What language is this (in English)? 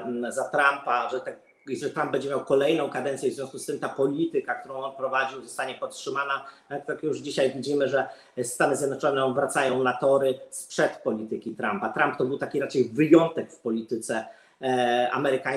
Polish